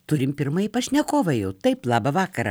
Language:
Lithuanian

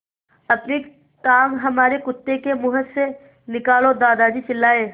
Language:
Hindi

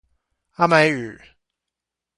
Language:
Chinese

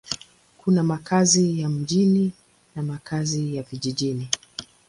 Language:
Swahili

